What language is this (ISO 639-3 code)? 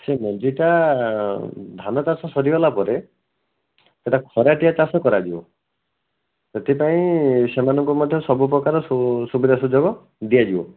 ori